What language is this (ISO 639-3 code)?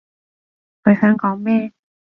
yue